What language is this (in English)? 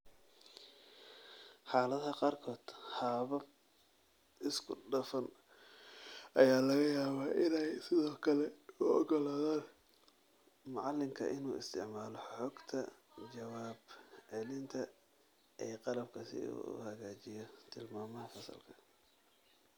Somali